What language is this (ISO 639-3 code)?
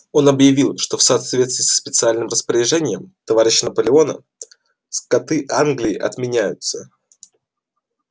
rus